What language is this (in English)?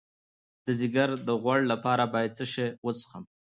Pashto